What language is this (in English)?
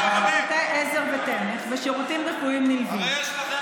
Hebrew